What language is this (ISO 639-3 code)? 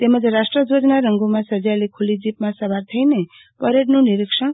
guj